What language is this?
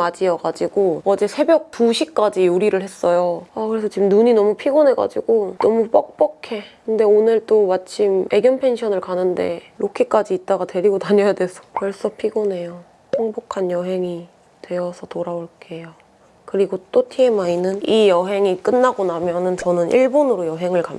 Korean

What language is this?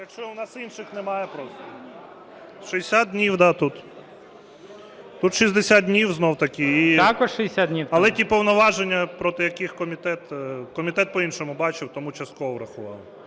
Ukrainian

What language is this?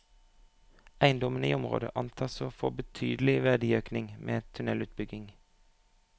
Norwegian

